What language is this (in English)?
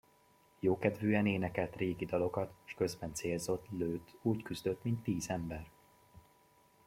Hungarian